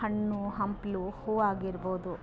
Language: Kannada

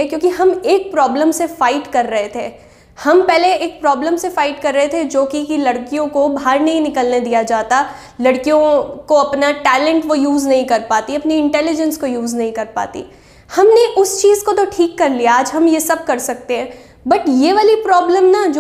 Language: Hindi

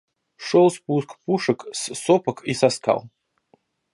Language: Russian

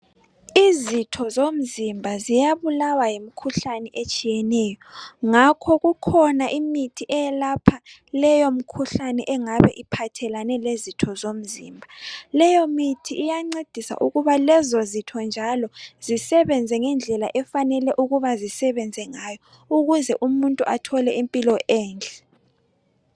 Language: North Ndebele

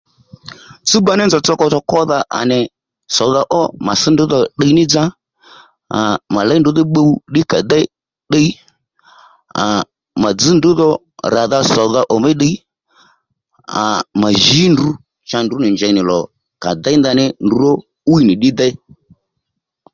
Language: Lendu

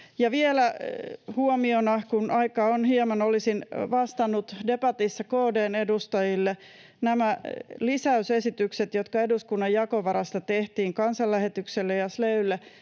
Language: Finnish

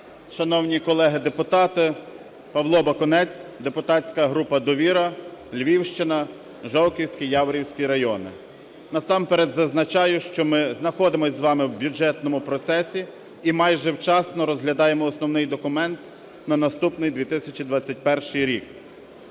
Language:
Ukrainian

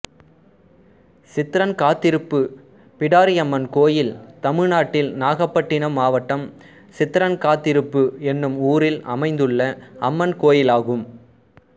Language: Tamil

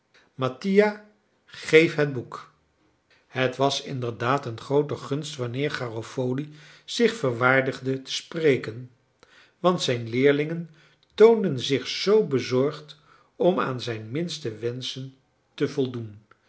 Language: Dutch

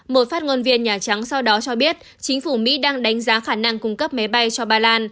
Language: Vietnamese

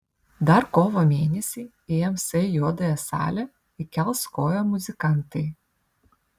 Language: Lithuanian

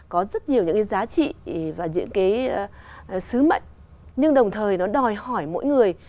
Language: Vietnamese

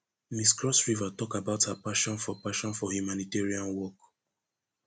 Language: Nigerian Pidgin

